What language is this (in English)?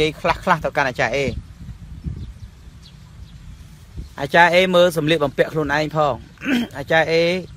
Vietnamese